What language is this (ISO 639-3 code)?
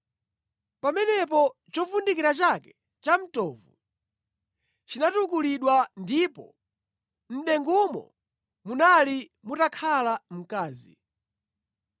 nya